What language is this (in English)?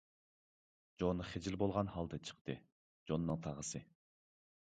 Uyghur